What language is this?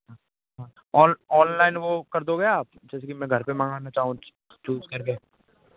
Hindi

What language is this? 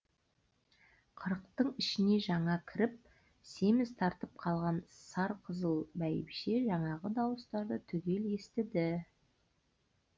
Kazakh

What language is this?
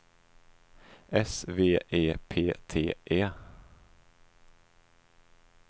Swedish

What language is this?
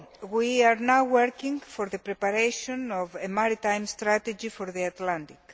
English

